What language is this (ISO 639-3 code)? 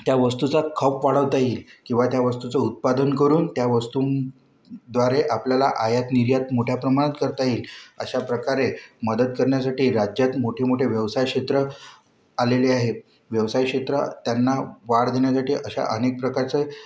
mar